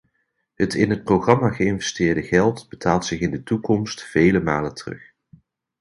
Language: Dutch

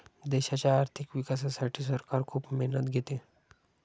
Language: Marathi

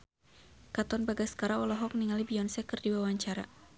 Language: Sundanese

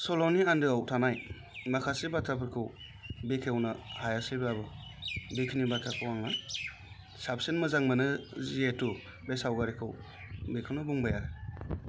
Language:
Bodo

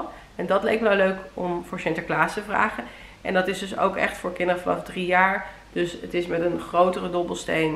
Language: Dutch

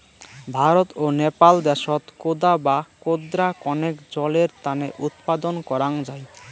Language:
Bangla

